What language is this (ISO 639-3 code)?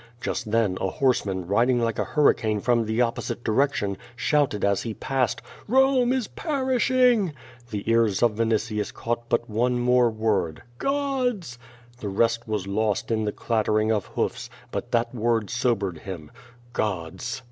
eng